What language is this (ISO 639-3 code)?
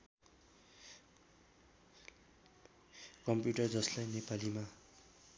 nep